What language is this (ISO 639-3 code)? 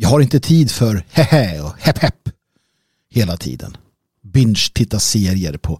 swe